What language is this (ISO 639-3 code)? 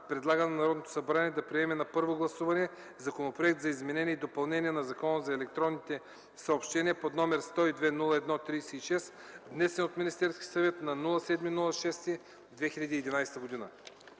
bul